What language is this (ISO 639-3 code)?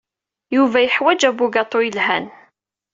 kab